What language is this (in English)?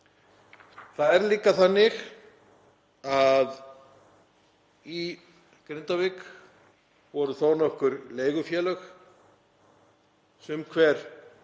Icelandic